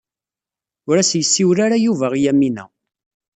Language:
Kabyle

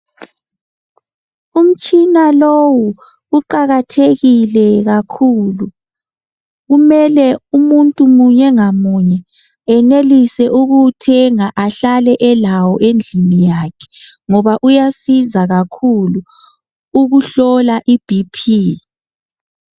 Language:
North Ndebele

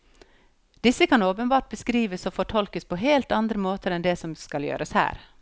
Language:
Norwegian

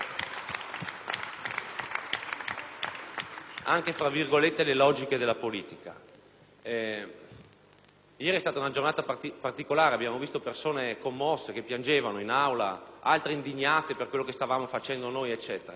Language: Italian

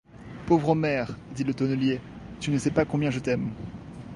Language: French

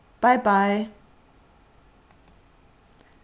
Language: Faroese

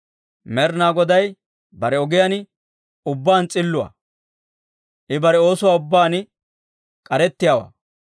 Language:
Dawro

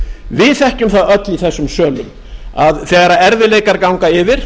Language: Icelandic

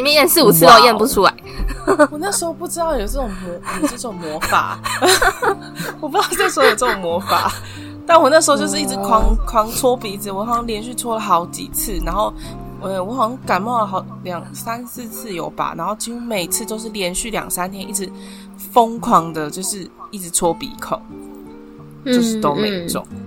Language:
Chinese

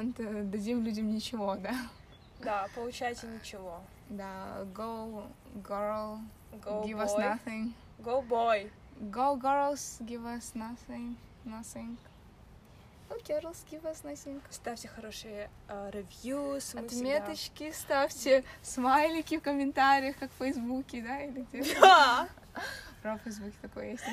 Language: Russian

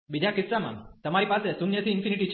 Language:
Gujarati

